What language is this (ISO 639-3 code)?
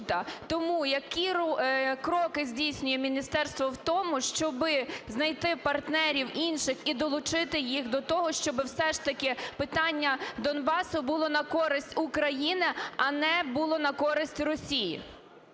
ukr